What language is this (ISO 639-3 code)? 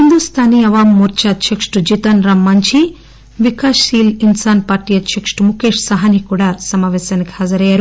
tel